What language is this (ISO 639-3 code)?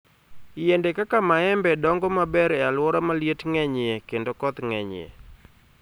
luo